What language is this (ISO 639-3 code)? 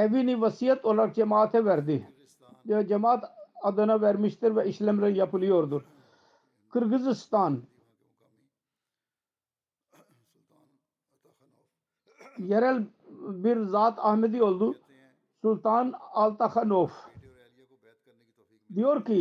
tur